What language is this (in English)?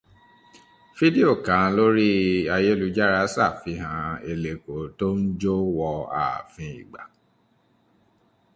Yoruba